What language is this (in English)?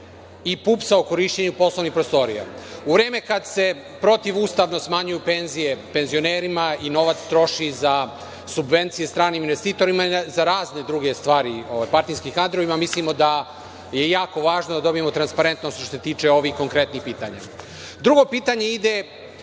Serbian